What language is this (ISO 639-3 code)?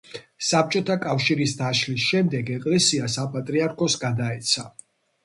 kat